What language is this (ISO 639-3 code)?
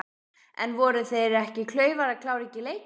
isl